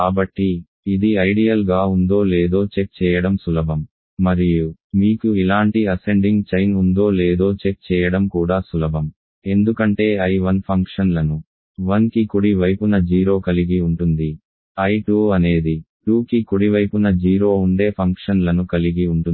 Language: Telugu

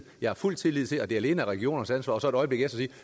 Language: Danish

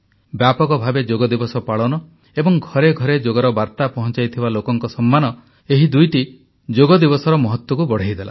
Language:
Odia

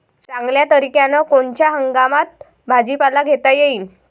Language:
Marathi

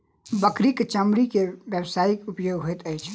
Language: Maithili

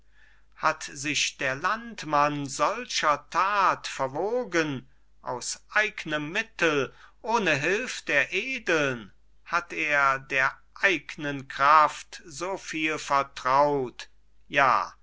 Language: German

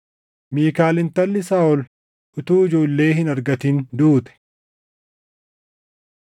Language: Oromo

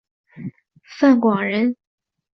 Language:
Chinese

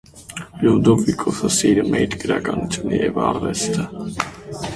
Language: Armenian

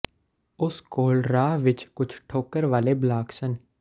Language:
Punjabi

